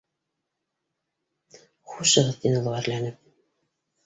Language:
Bashkir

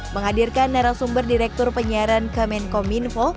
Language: Indonesian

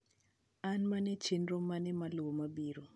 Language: Luo (Kenya and Tanzania)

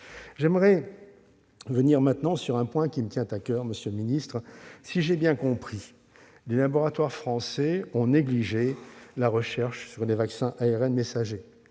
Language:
French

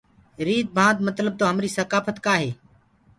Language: Gurgula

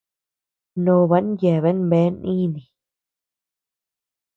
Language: Tepeuxila Cuicatec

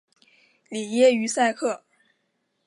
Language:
Chinese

